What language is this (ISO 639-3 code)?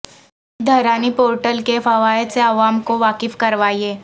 urd